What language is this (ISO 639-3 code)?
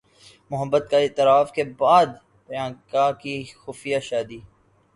urd